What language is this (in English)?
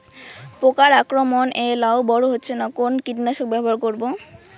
Bangla